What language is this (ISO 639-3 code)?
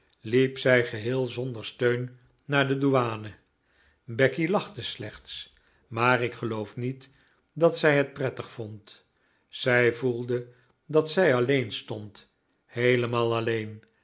nld